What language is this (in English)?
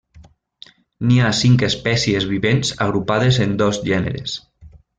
Catalan